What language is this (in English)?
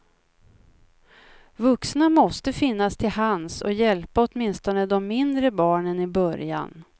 Swedish